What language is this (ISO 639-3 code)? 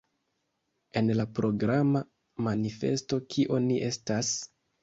epo